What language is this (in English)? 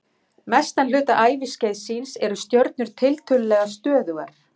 Icelandic